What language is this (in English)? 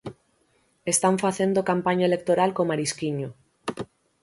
Galician